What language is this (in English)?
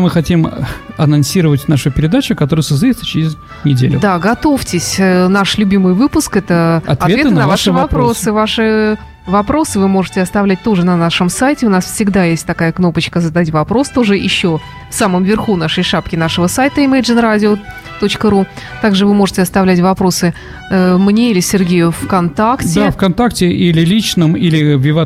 Russian